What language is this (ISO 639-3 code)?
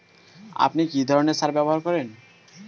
ben